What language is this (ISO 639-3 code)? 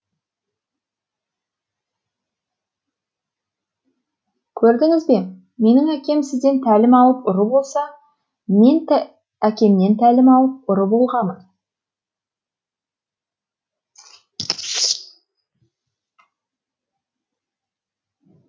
kaz